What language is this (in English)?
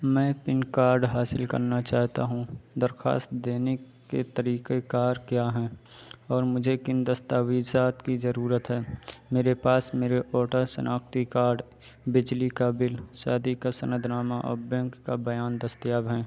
Urdu